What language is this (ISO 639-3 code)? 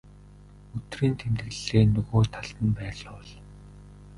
mon